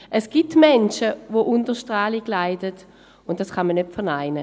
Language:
Swiss German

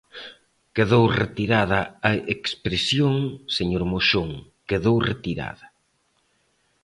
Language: Galician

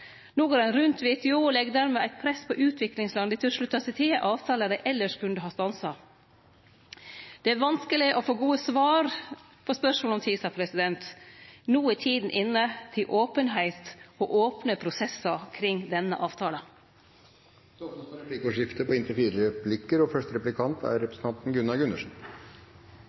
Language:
Norwegian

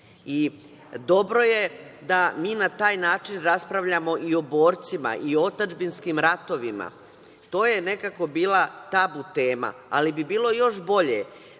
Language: Serbian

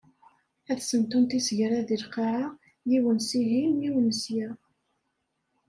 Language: Kabyle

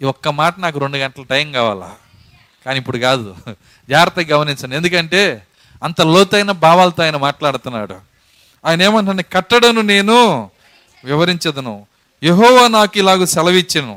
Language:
Telugu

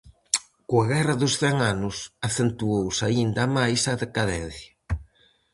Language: Galician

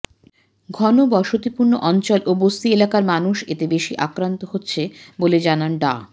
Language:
Bangla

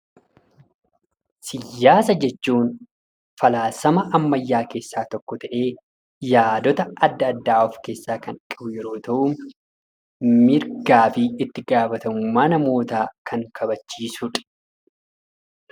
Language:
Oromo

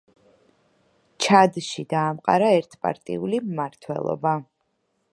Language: Georgian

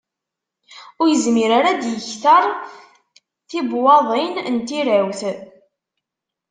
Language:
Kabyle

